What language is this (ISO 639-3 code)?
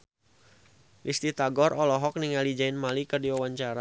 sun